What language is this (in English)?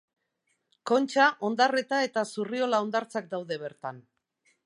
Basque